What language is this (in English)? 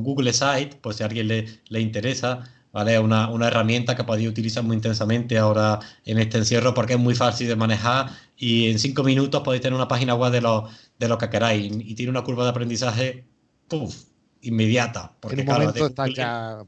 Spanish